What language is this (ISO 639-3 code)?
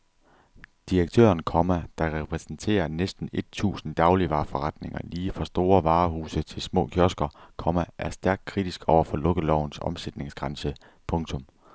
dan